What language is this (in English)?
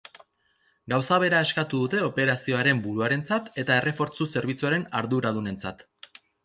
Basque